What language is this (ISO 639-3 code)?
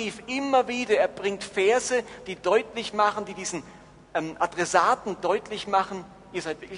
deu